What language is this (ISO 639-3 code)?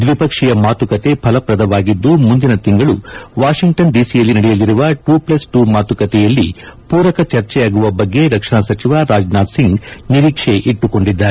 kan